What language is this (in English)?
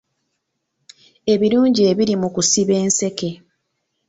Ganda